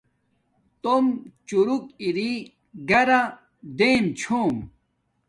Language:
Domaaki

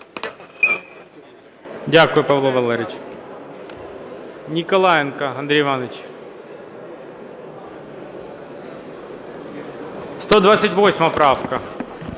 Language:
Ukrainian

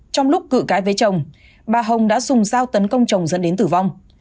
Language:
Vietnamese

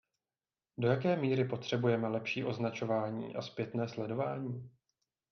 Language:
Czech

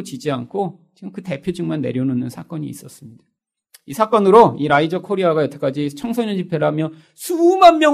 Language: Korean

